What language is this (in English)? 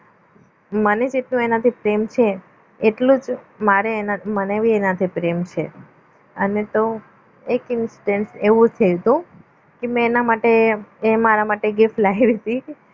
Gujarati